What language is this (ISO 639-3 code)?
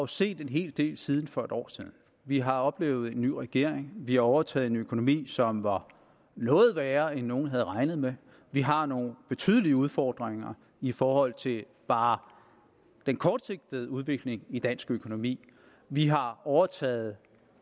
dan